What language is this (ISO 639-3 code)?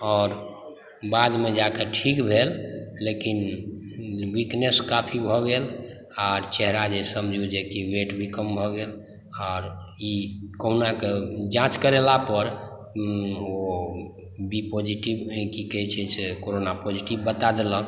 mai